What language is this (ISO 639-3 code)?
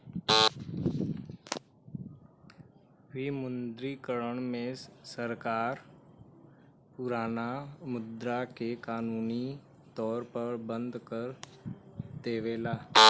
bho